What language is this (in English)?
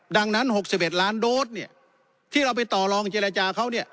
Thai